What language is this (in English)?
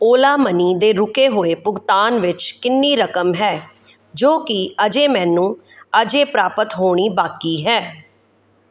Punjabi